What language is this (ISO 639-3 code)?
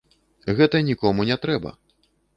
bel